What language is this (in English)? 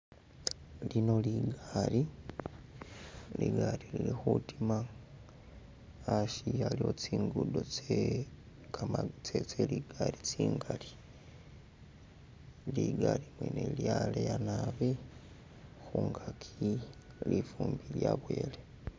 Masaaba